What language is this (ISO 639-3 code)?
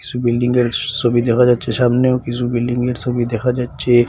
ben